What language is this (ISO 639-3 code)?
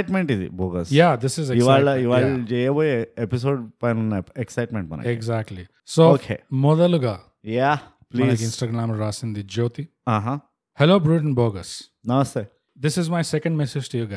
tel